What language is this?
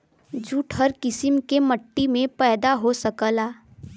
Bhojpuri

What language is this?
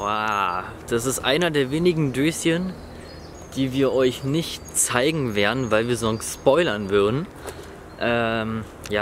German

